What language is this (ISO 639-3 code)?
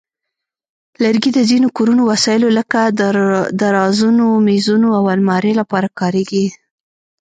pus